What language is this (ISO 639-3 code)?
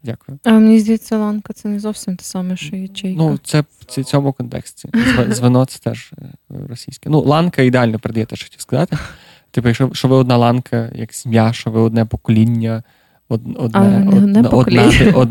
ukr